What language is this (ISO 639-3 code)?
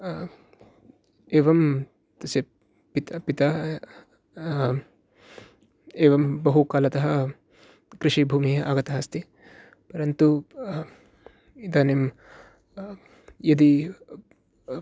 san